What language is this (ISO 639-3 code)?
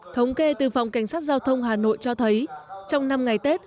vie